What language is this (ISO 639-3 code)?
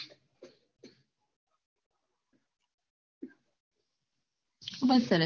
guj